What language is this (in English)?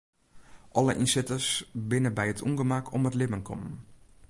Western Frisian